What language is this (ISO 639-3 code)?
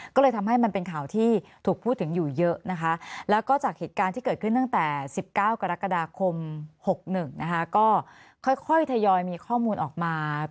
tha